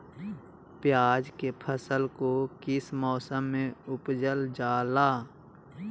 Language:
Magahi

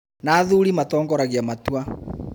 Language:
Kikuyu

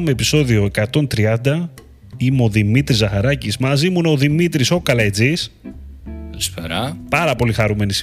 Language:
Greek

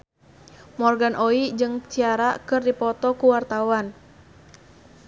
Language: Sundanese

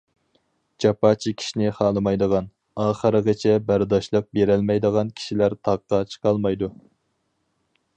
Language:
Uyghur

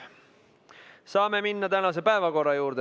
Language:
Estonian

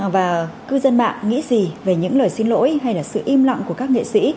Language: Vietnamese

